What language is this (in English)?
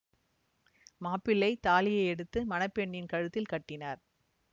Tamil